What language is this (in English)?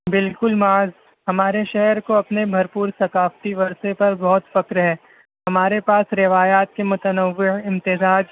Urdu